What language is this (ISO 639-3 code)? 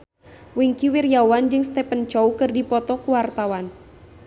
sun